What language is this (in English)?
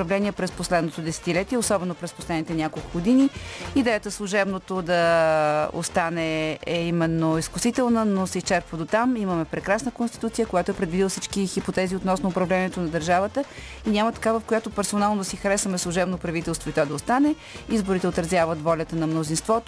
Bulgarian